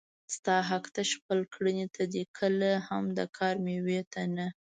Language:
Pashto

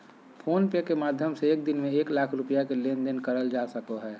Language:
Magahi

